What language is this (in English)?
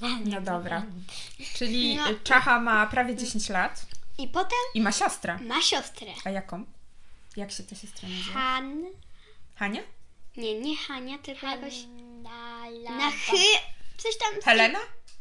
Polish